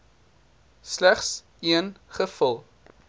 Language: Afrikaans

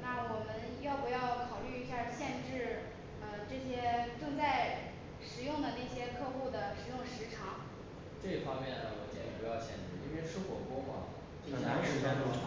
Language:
Chinese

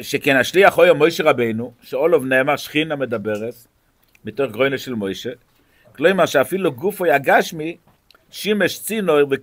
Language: Hebrew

